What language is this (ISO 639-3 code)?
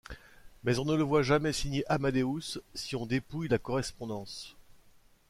fra